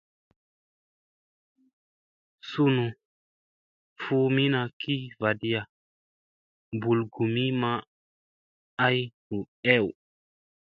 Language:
Musey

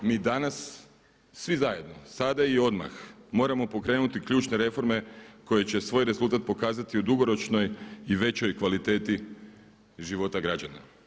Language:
Croatian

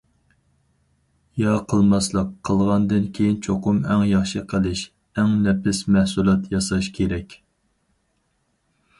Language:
Uyghur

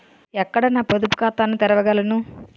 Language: Telugu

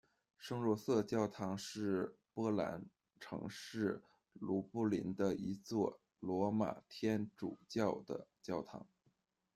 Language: Chinese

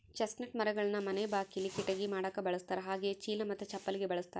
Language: Kannada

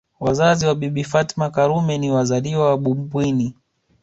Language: Swahili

